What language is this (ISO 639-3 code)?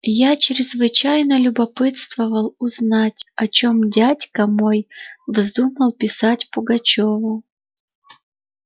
rus